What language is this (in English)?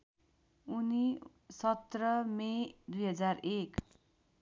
Nepali